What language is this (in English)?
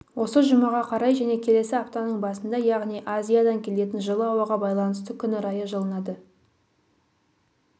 Kazakh